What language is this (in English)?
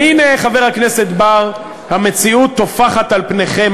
Hebrew